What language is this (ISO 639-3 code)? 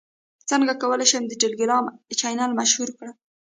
pus